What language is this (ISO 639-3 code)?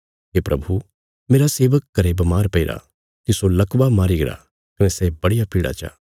kfs